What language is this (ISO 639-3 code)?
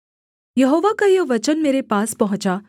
hin